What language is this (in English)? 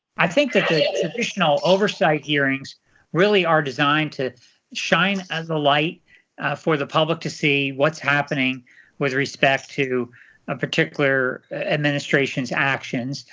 English